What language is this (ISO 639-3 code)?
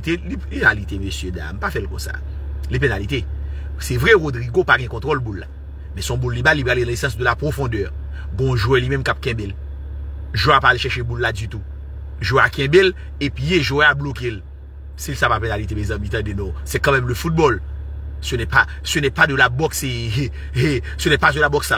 fra